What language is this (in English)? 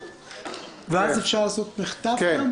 Hebrew